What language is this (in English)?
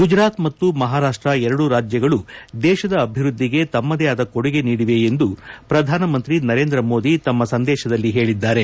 Kannada